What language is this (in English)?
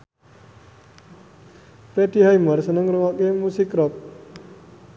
Javanese